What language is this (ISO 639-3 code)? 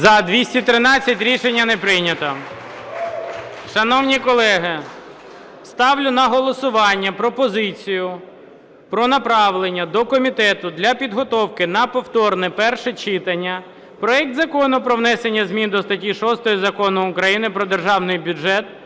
ukr